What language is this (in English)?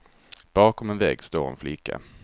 Swedish